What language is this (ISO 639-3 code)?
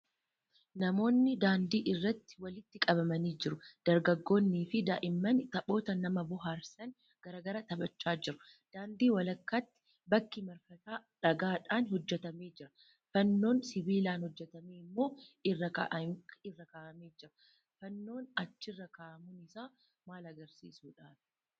orm